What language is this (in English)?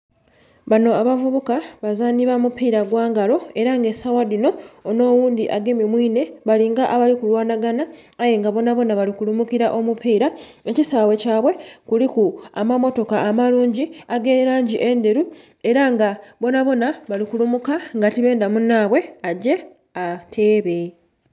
Soga